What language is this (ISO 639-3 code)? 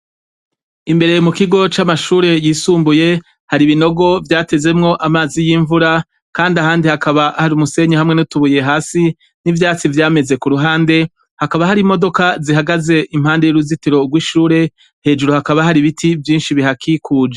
run